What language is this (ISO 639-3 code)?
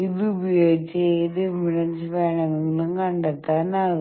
mal